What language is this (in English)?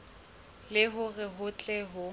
Southern Sotho